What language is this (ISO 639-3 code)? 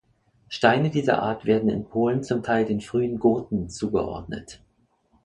deu